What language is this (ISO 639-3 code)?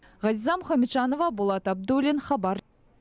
kaz